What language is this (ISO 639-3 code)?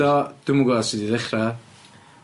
cym